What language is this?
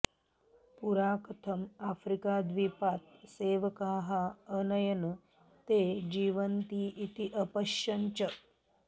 Sanskrit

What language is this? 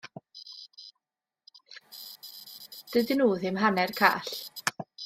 Welsh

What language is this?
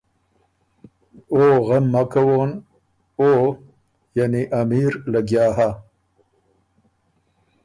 Ormuri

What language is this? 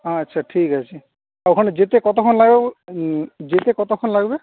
Bangla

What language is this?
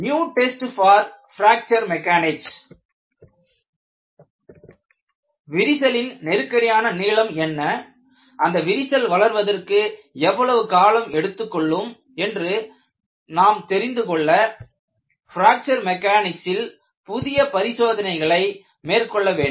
Tamil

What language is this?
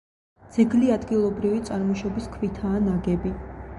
Georgian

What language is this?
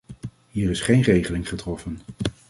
Dutch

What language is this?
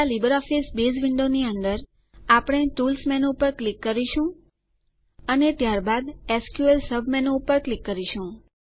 Gujarati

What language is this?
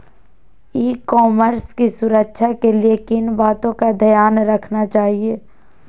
Magahi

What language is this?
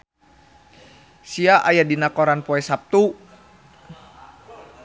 Sundanese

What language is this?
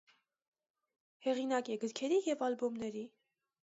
Armenian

